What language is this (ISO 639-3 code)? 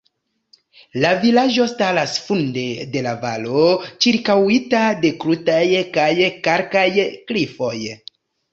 epo